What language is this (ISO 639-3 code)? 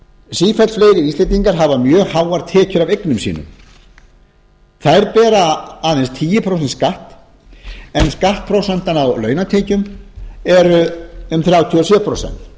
isl